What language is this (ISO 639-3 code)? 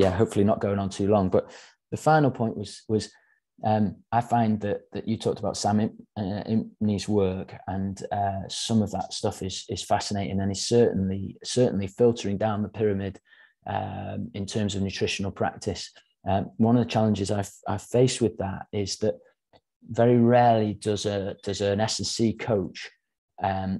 eng